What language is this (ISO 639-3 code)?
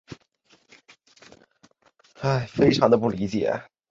zho